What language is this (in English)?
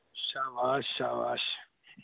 Punjabi